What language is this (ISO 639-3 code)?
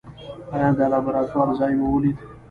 pus